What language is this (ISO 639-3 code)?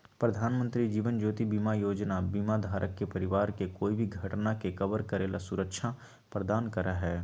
mag